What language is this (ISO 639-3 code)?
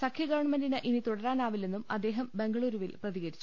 mal